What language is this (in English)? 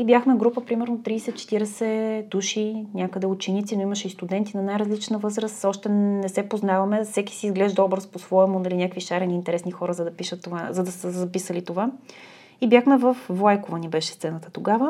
Bulgarian